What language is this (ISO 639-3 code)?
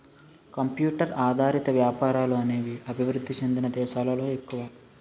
tel